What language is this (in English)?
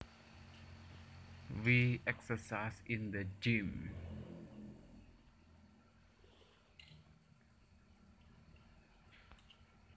Javanese